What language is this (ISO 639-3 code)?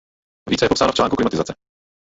ces